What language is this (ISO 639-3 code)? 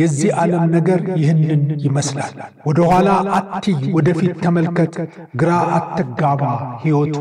ara